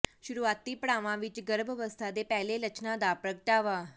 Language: Punjabi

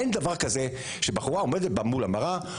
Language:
Hebrew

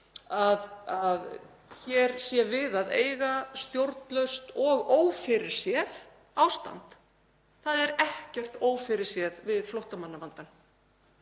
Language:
Icelandic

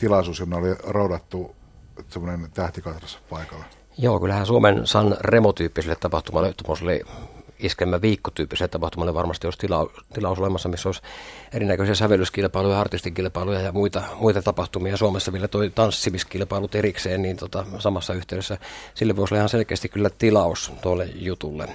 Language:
Finnish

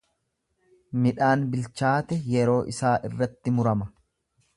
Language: Oromo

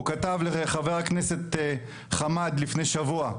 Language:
Hebrew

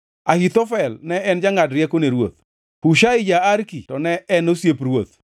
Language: Luo (Kenya and Tanzania)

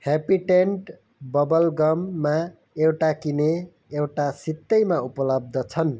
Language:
Nepali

